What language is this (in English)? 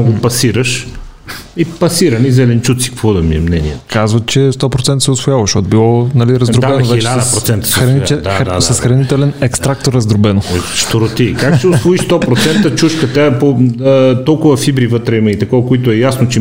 Bulgarian